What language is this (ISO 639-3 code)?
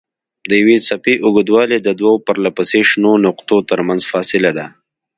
pus